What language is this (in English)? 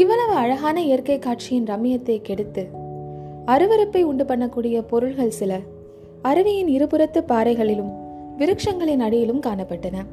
Tamil